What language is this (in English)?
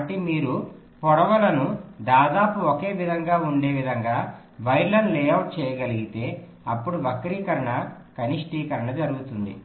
Telugu